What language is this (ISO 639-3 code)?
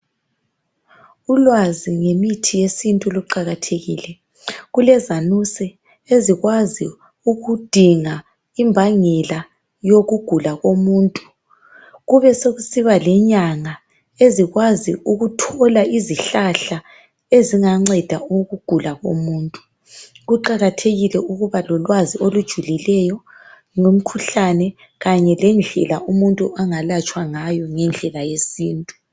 nde